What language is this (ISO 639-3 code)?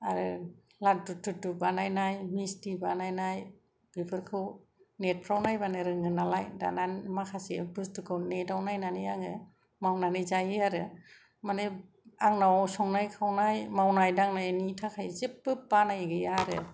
brx